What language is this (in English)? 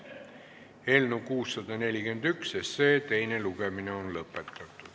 Estonian